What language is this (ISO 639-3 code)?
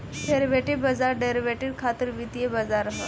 bho